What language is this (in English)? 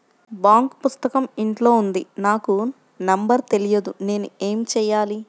Telugu